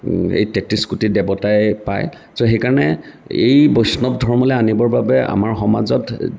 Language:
Assamese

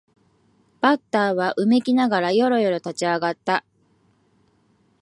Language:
Japanese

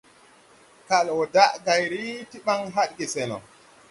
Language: Tupuri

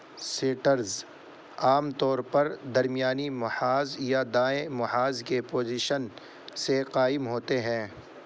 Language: Urdu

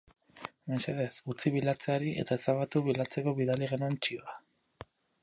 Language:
Basque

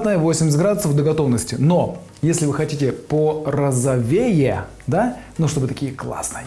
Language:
Russian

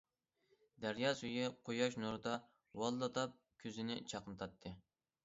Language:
Uyghur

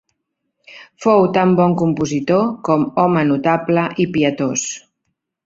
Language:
Catalan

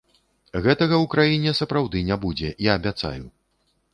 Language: Belarusian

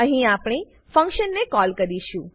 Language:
Gujarati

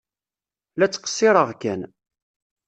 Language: Kabyle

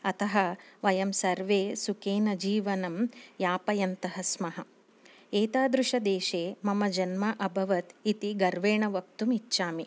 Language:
Sanskrit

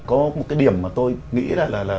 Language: Vietnamese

